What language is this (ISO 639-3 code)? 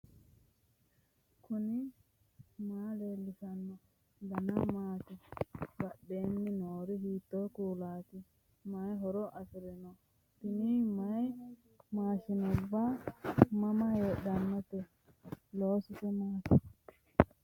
sid